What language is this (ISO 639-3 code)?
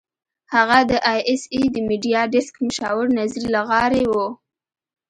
pus